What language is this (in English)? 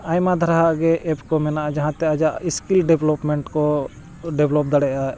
Santali